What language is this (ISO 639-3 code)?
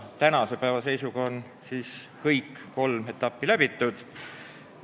est